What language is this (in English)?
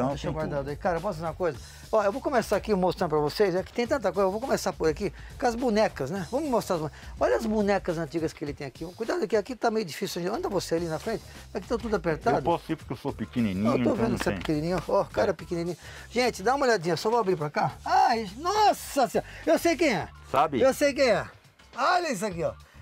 Portuguese